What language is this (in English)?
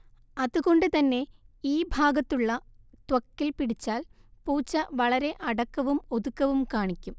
Malayalam